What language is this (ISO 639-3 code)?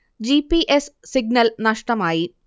mal